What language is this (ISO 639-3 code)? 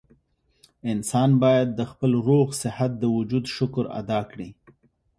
pus